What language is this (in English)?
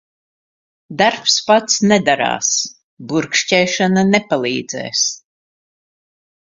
Latvian